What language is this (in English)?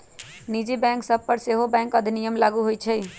Magahi